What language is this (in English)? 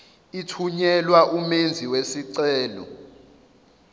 Zulu